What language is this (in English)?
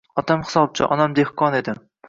Uzbek